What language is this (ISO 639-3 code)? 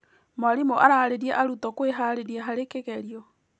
kik